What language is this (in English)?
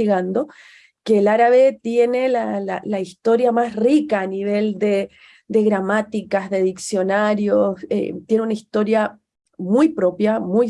Spanish